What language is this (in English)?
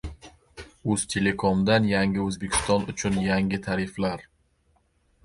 Uzbek